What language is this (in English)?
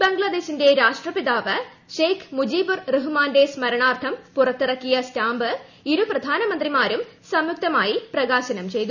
Malayalam